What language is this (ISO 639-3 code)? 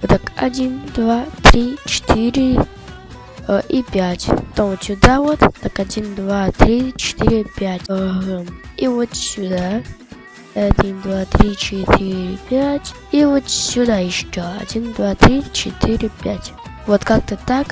rus